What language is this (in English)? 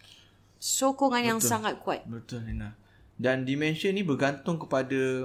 Malay